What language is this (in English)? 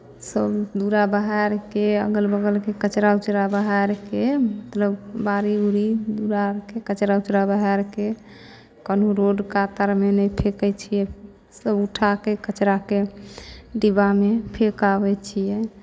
Maithili